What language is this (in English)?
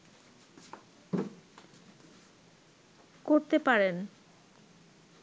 Bangla